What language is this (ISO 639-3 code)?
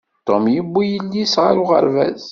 kab